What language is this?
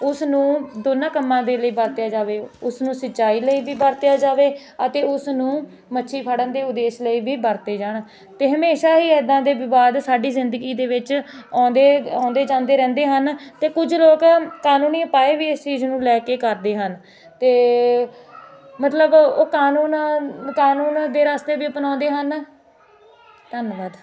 Punjabi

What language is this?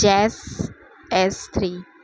Gujarati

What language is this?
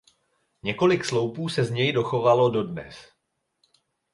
Czech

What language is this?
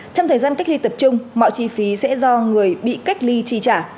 Vietnamese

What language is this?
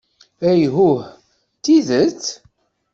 Kabyle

